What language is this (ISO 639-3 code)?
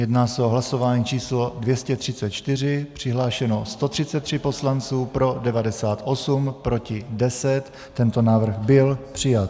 ces